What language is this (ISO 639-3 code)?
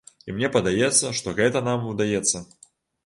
bel